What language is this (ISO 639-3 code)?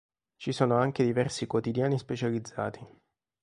ita